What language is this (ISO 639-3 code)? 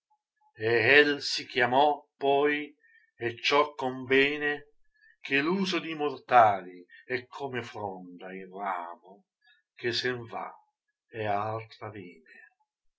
ita